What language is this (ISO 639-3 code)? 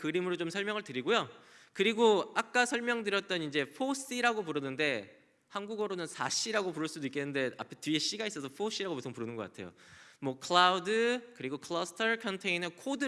kor